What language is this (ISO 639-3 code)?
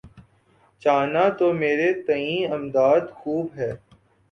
urd